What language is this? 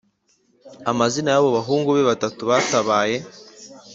Kinyarwanda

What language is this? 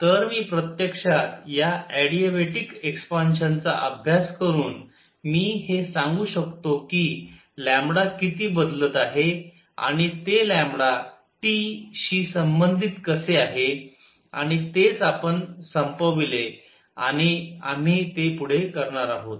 Marathi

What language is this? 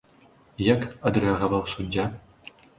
Belarusian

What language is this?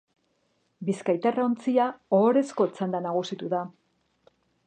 Basque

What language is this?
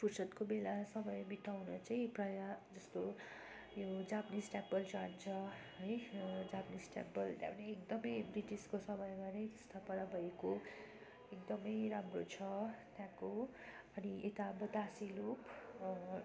Nepali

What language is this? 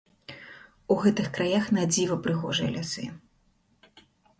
Belarusian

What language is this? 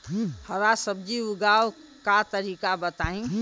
Bhojpuri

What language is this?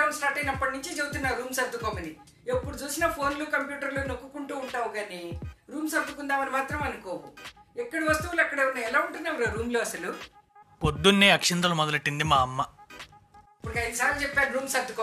Telugu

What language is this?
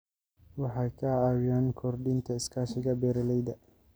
Somali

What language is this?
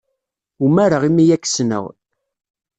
Kabyle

